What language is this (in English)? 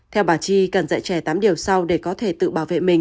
Vietnamese